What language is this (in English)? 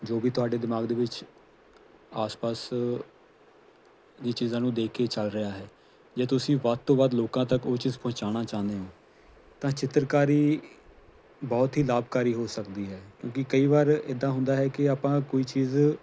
Punjabi